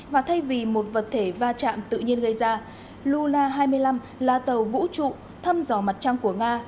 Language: Vietnamese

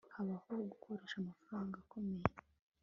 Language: Kinyarwanda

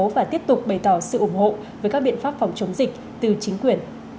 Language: Vietnamese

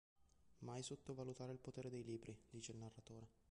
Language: Italian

